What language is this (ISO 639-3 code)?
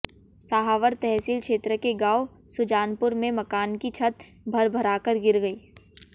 hin